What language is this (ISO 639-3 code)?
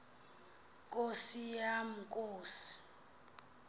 xho